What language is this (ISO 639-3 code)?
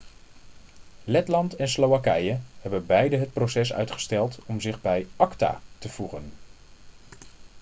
nld